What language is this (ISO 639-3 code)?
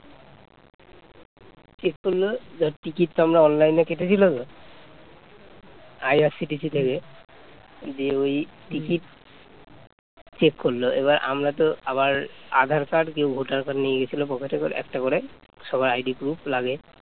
ben